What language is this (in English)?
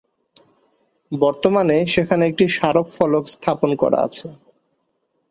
Bangla